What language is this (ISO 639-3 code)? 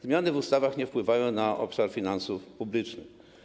pol